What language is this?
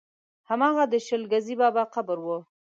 Pashto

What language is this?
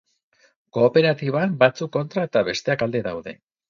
Basque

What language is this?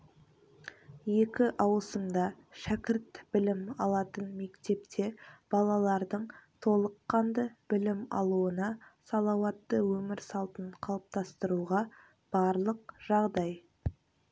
Kazakh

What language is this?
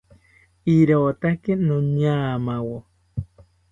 South Ucayali Ashéninka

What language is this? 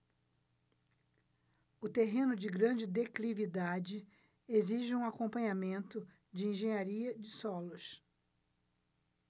Portuguese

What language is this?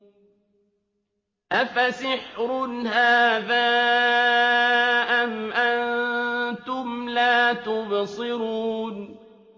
Arabic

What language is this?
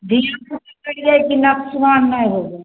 Maithili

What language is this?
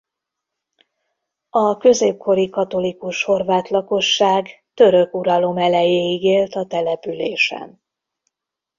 Hungarian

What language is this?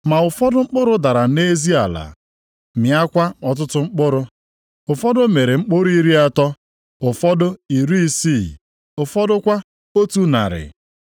Igbo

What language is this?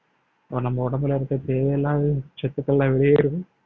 Tamil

